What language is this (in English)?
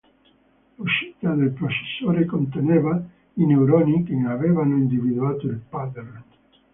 Italian